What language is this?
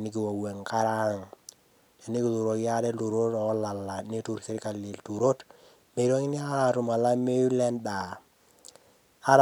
Masai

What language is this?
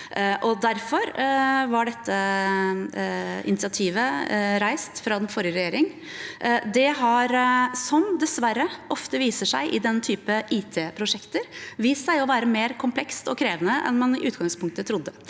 Norwegian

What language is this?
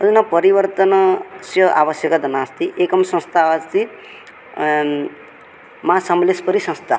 Sanskrit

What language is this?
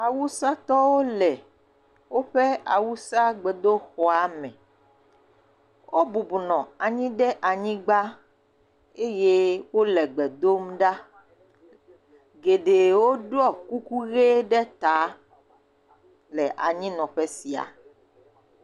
Ewe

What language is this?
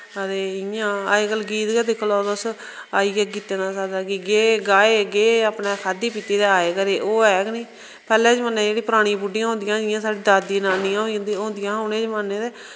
Dogri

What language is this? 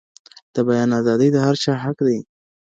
Pashto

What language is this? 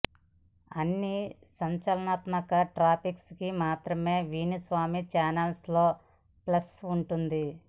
Telugu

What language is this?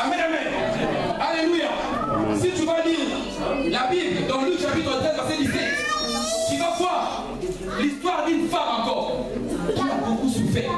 French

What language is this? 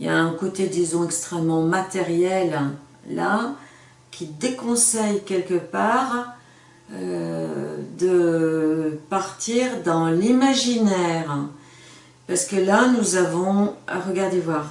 French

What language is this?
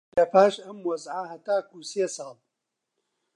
Central Kurdish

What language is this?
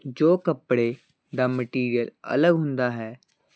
Punjabi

